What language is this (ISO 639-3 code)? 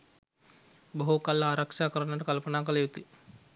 sin